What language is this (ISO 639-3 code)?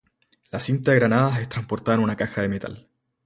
spa